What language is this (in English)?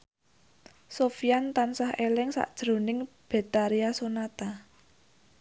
Javanese